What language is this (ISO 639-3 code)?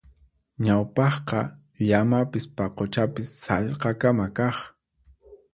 qxp